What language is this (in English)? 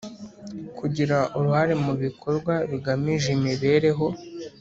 Kinyarwanda